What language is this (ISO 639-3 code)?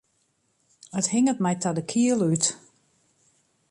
fry